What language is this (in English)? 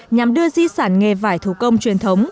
Vietnamese